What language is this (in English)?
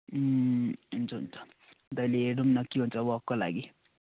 Nepali